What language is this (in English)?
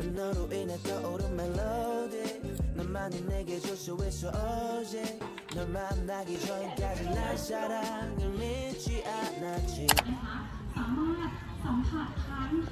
Thai